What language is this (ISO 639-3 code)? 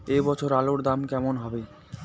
ben